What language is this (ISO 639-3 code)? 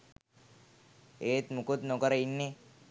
sin